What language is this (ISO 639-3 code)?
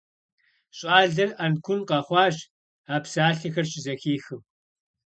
kbd